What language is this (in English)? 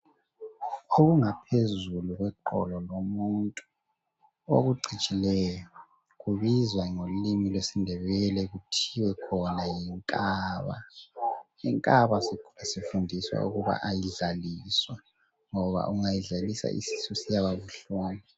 North Ndebele